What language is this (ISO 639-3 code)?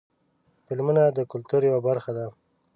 pus